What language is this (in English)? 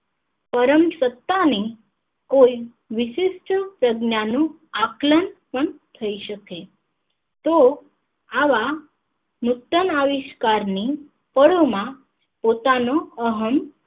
Gujarati